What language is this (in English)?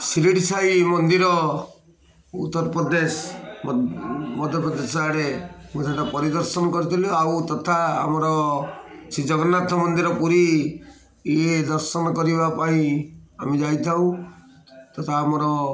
Odia